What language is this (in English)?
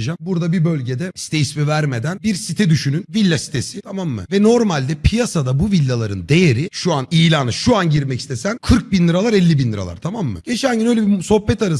Turkish